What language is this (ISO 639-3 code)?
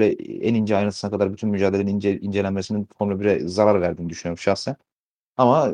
tur